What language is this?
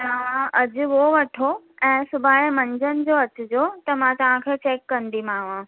Sindhi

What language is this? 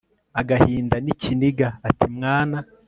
Kinyarwanda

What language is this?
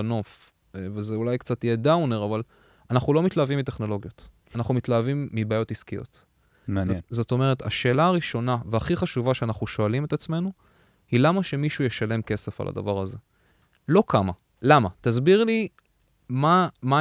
Hebrew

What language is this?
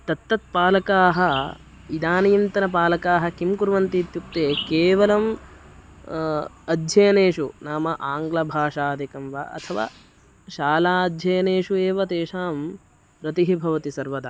Sanskrit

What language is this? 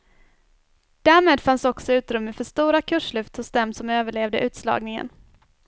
Swedish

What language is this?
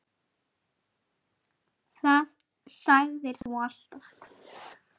Icelandic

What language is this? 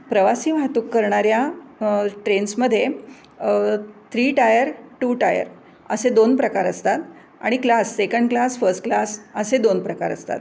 Marathi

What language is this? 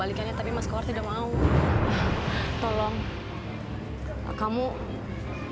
Indonesian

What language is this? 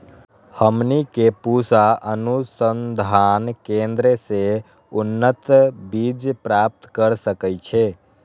Magahi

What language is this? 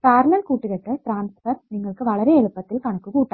Malayalam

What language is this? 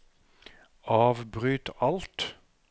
Norwegian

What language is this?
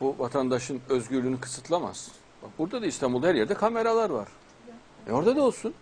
Turkish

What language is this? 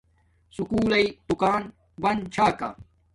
Domaaki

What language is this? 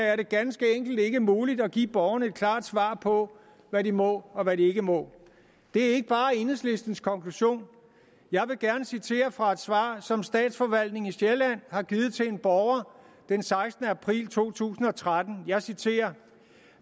Danish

